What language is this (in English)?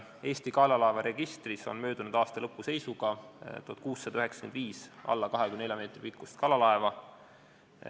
Estonian